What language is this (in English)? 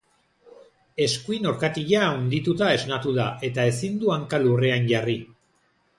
Basque